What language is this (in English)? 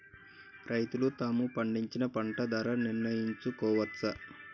Telugu